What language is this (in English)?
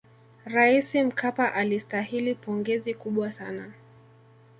Swahili